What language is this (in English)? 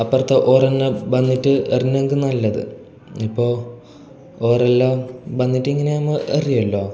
Malayalam